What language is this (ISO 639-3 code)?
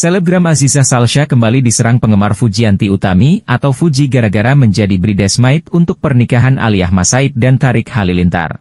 ind